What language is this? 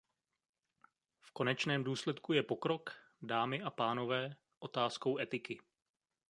Czech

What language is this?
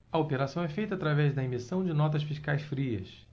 Portuguese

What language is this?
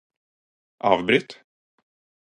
Norwegian Bokmål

